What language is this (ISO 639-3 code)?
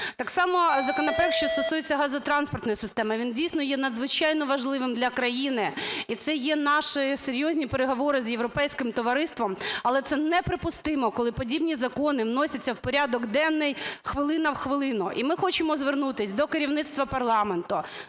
ukr